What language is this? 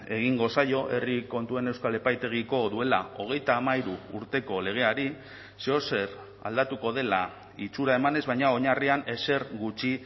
Basque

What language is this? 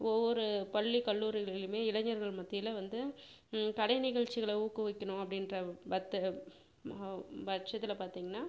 Tamil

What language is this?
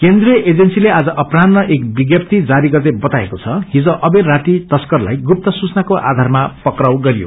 Nepali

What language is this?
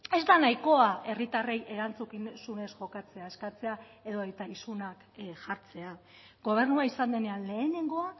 Basque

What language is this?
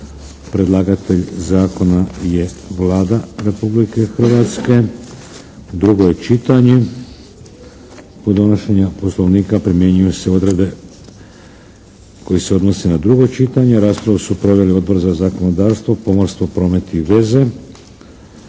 Croatian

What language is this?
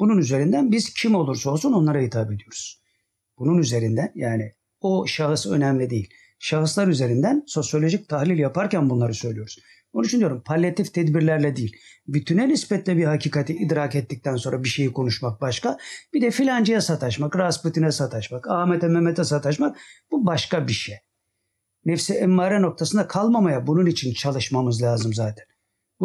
Turkish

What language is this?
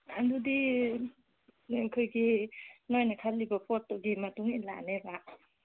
Manipuri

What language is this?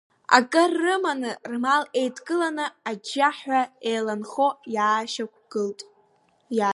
Abkhazian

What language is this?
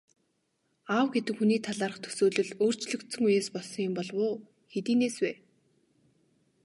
Mongolian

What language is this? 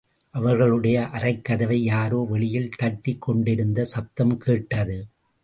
Tamil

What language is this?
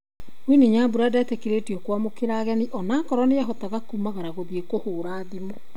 Kikuyu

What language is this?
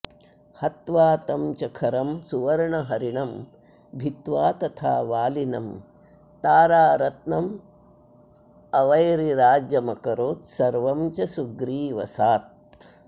Sanskrit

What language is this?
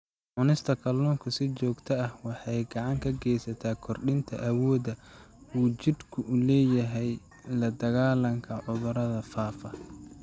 Somali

